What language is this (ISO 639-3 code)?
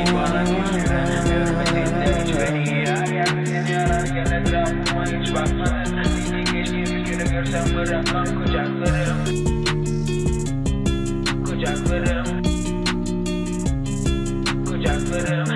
tur